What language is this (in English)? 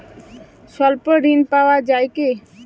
Bangla